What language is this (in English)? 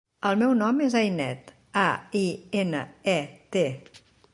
Catalan